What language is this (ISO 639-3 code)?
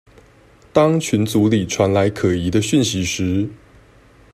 zho